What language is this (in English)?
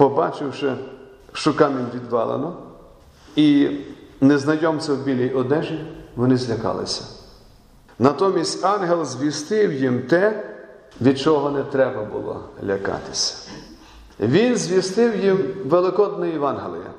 Ukrainian